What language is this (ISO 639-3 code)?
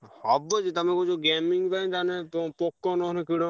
ori